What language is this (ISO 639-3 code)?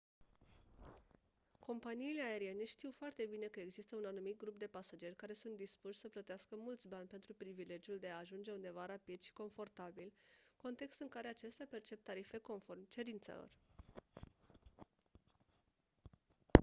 ron